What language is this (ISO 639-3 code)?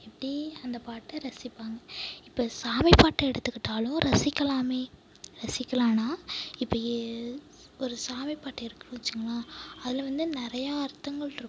tam